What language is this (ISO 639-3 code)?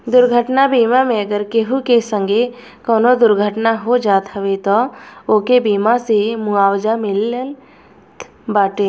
bho